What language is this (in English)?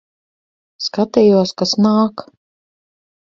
Latvian